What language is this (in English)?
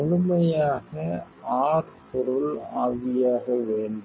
Tamil